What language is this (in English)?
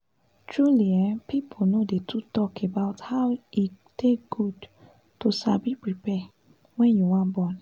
Nigerian Pidgin